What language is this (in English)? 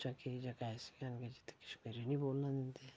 Dogri